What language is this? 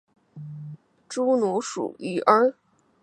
Chinese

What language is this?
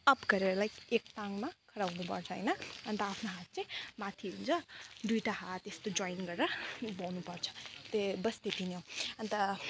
Nepali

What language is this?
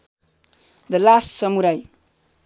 Nepali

